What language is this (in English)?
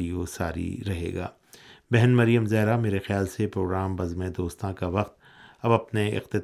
Urdu